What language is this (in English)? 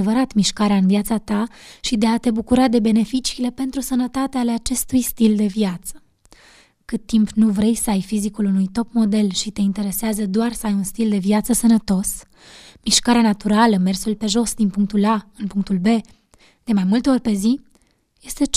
Romanian